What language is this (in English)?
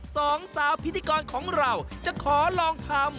Thai